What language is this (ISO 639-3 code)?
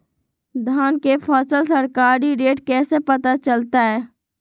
mag